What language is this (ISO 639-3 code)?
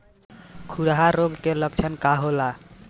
bho